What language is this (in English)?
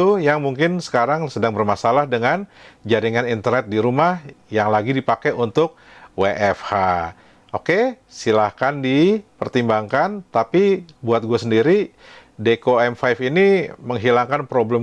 Indonesian